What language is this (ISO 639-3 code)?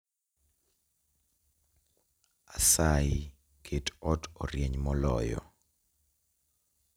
luo